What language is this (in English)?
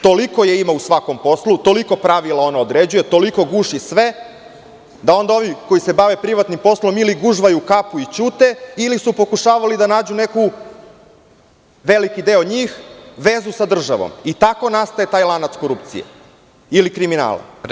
Serbian